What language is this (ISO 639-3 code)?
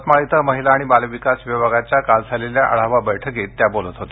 mar